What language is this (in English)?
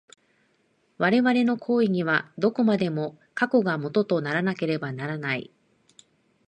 Japanese